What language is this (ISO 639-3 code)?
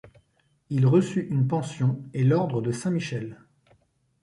fra